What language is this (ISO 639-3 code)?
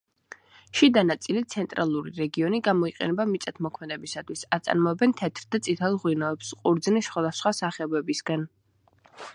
kat